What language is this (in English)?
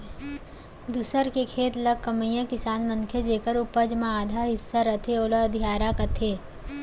Chhattisgarhi